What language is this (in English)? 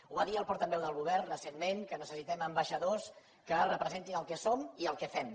Catalan